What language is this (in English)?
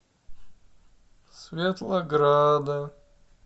Russian